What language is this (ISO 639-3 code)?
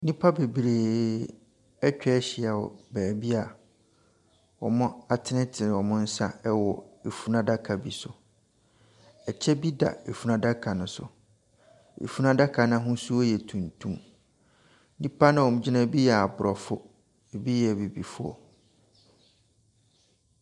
aka